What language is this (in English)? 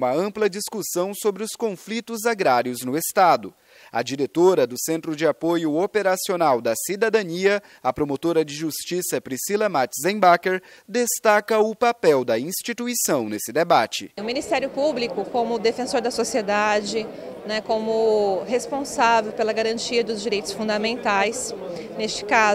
Portuguese